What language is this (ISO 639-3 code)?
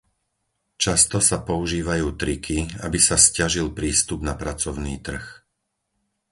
slk